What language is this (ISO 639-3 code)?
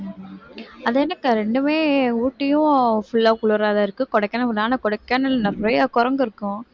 tam